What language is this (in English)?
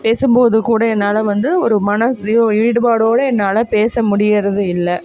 Tamil